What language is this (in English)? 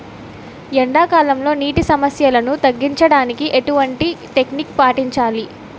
Telugu